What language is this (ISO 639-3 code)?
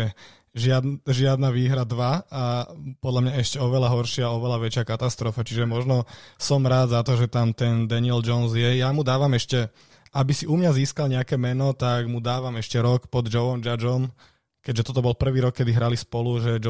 slk